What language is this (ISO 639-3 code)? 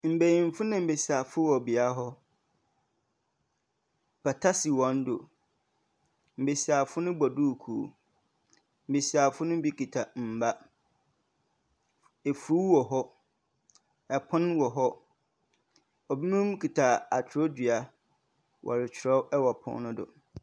aka